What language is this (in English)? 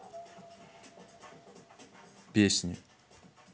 Russian